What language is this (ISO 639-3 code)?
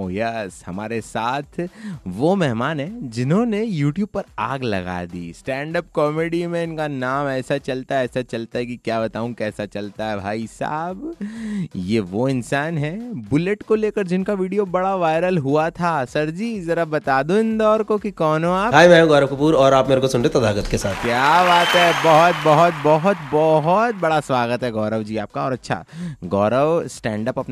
hin